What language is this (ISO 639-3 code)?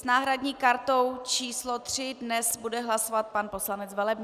ces